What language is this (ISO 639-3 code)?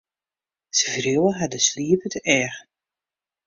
fry